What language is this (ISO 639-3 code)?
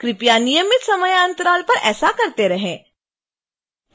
hin